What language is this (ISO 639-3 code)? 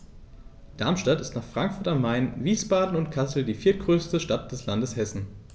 deu